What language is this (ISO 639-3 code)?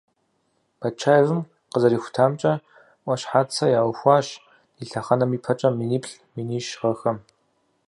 kbd